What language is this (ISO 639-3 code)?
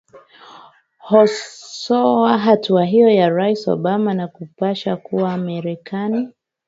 swa